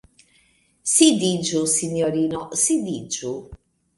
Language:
Esperanto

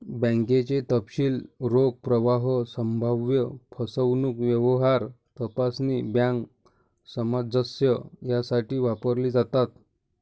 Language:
Marathi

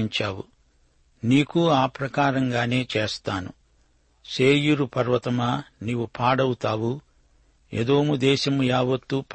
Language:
Telugu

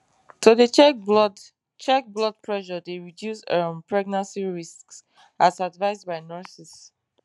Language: Nigerian Pidgin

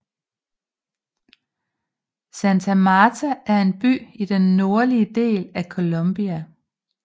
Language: Danish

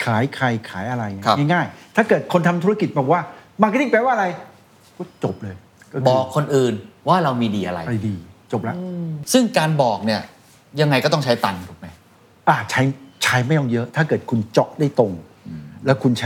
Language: Thai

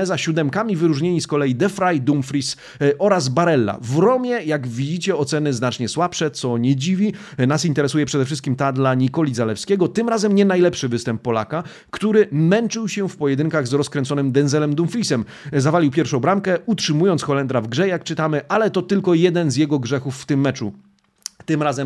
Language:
Polish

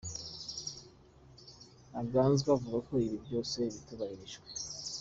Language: Kinyarwanda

